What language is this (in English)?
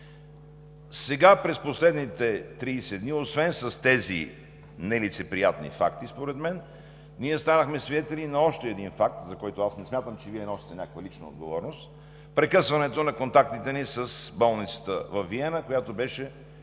Bulgarian